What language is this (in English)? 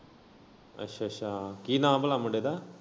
Punjabi